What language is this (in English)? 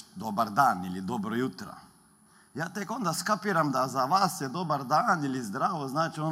Croatian